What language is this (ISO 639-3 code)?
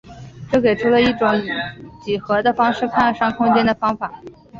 zho